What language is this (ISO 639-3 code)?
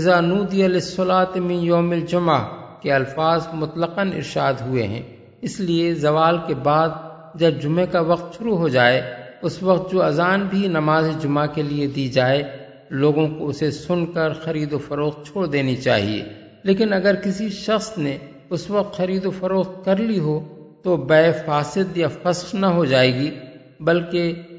urd